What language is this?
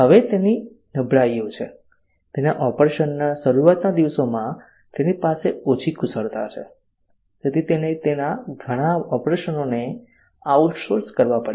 Gujarati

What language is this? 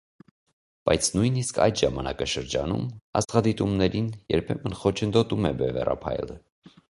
Armenian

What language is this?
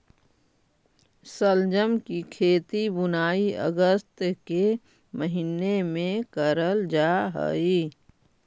Magahi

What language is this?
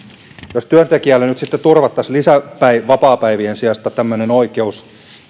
Finnish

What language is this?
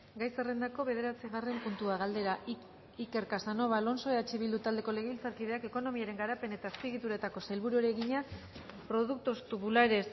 Basque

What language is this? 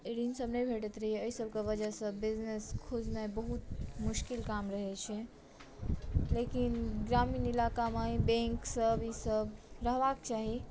Maithili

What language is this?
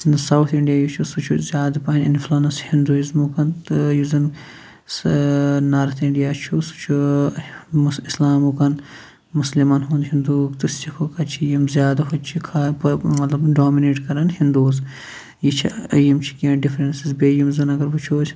Kashmiri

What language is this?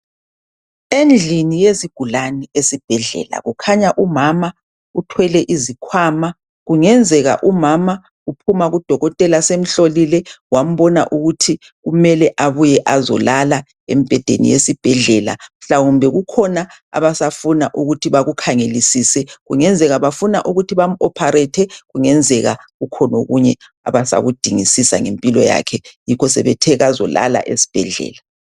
North Ndebele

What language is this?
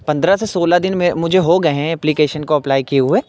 Urdu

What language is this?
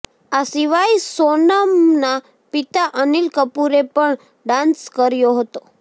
Gujarati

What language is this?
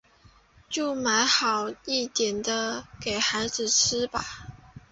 Chinese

